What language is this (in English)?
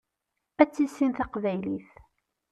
Kabyle